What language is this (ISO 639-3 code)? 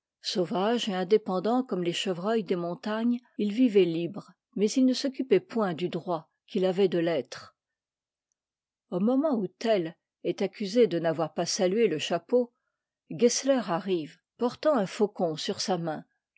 fra